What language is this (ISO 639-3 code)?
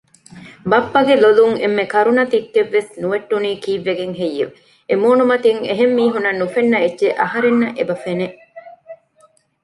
div